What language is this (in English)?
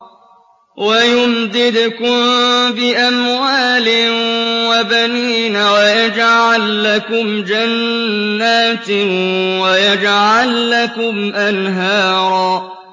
Arabic